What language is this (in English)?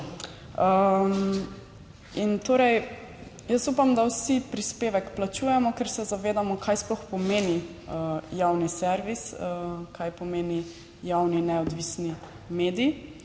Slovenian